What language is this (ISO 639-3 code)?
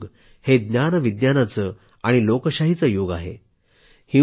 mar